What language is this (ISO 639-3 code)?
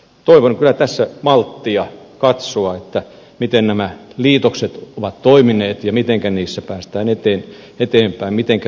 fin